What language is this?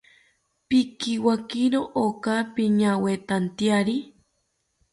South Ucayali Ashéninka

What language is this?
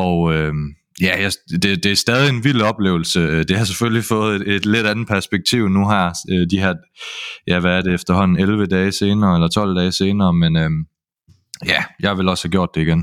Danish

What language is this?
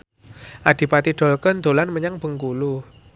Javanese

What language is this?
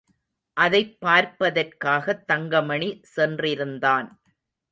Tamil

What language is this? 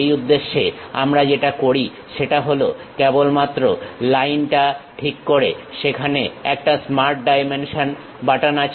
Bangla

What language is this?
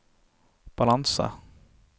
Norwegian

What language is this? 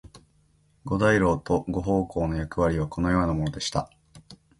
Japanese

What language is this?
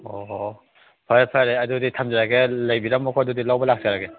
Manipuri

